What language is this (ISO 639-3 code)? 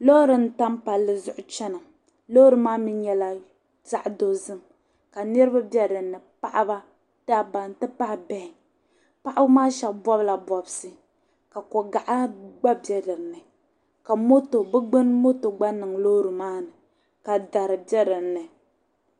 dag